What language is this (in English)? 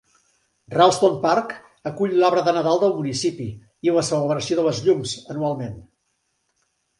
Catalan